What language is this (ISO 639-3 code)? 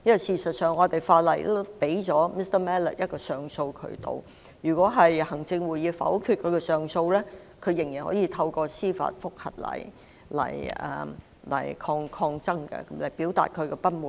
yue